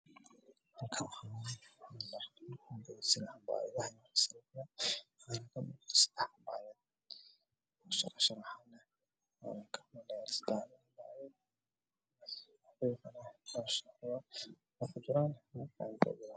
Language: Somali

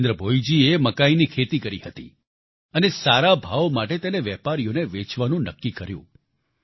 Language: Gujarati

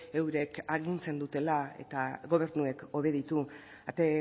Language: Basque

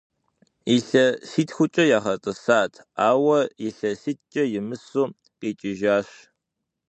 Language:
Kabardian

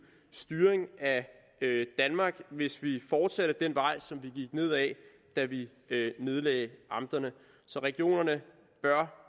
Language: Danish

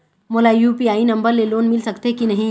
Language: Chhattisgarhi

